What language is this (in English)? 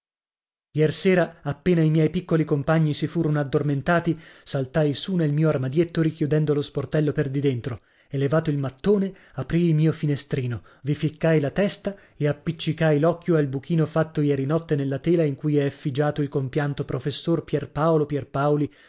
Italian